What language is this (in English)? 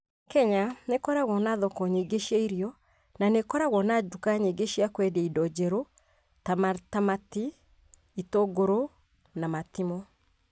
Kikuyu